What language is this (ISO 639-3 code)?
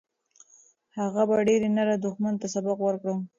pus